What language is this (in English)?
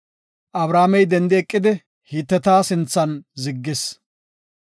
Gofa